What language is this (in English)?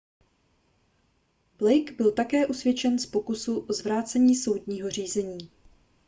Czech